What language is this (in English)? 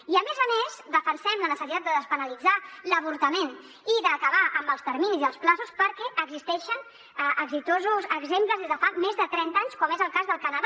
Catalan